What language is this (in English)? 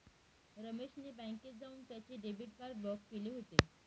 Marathi